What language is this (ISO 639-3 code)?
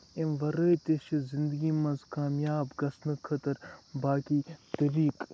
kas